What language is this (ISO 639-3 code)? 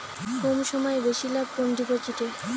ben